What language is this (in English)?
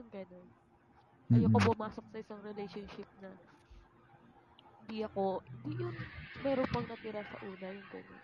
Filipino